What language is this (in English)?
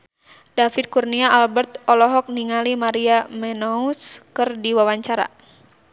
Sundanese